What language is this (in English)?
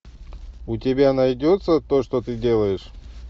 Russian